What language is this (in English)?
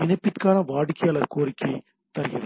Tamil